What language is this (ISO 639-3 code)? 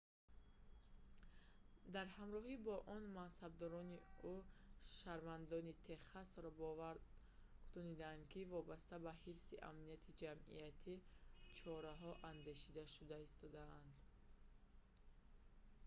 tgk